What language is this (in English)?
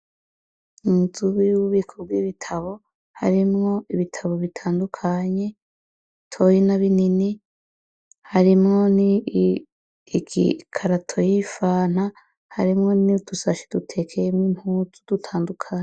Rundi